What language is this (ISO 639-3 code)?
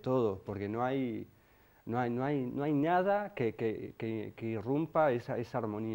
spa